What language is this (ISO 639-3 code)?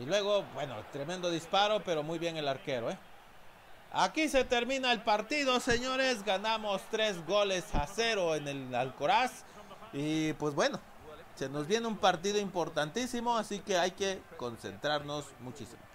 spa